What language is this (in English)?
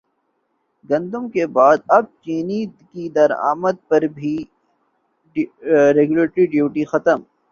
Urdu